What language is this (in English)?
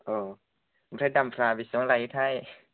Bodo